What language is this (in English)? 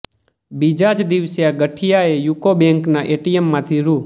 Gujarati